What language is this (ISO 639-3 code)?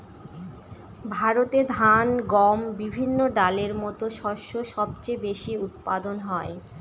ben